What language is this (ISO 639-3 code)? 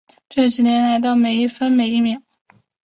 zho